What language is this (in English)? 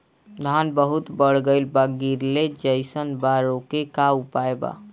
Bhojpuri